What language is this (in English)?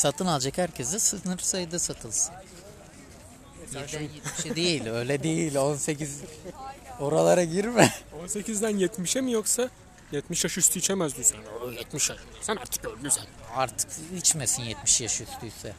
Turkish